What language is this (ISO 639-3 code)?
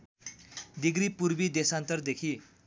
nep